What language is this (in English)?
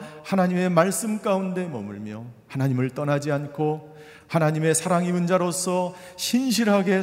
Korean